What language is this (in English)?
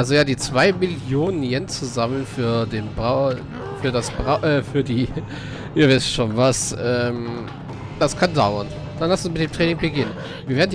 German